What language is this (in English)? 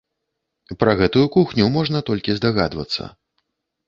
Belarusian